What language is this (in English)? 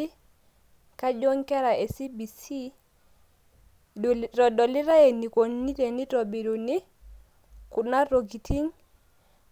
Masai